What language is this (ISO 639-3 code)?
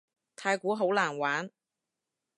yue